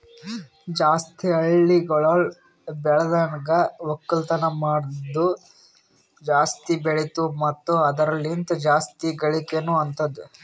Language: Kannada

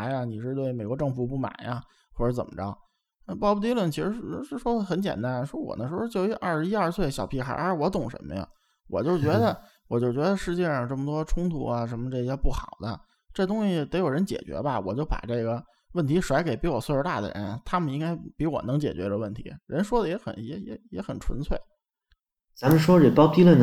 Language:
Chinese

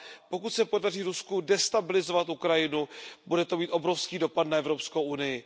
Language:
Czech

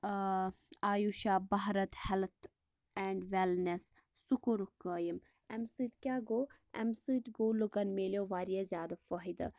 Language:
Kashmiri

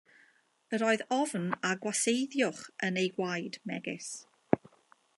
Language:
Welsh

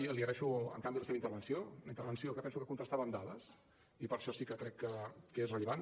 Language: Catalan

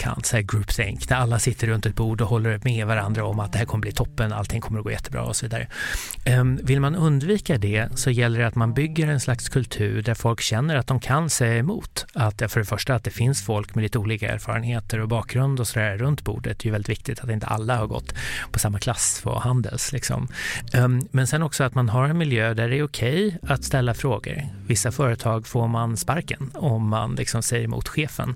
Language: Swedish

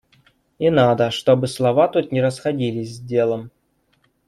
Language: Russian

